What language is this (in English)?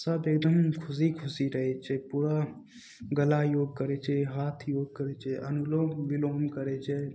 Maithili